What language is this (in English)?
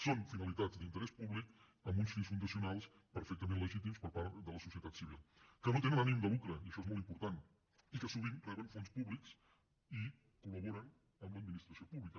Catalan